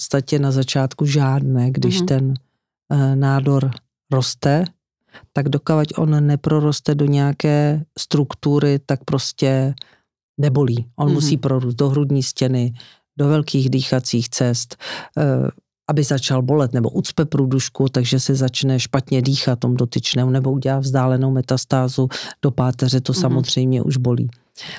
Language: Czech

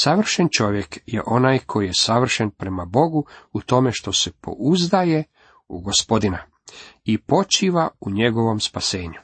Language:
Croatian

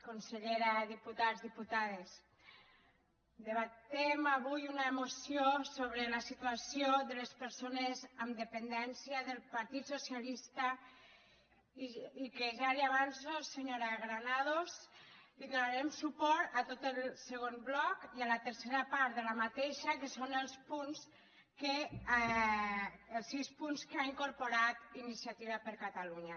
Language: Catalan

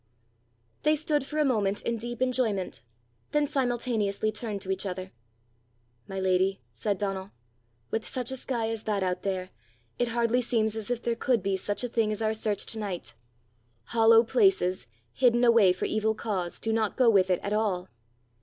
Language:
English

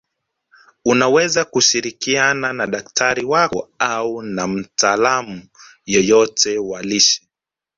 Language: Swahili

